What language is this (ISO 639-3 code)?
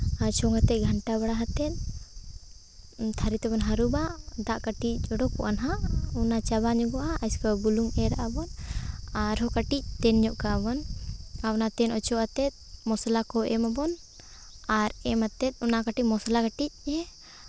sat